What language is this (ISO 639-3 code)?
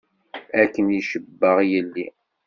kab